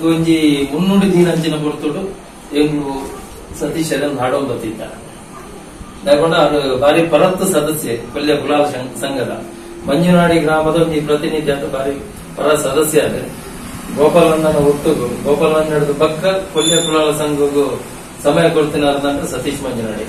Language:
Romanian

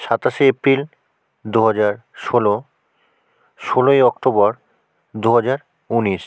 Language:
Bangla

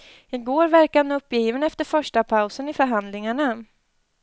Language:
Swedish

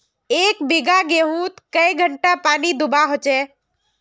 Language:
Magahi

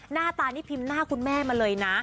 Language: Thai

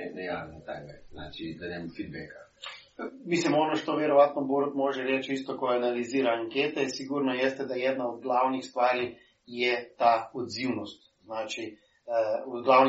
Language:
Croatian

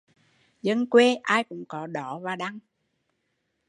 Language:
Vietnamese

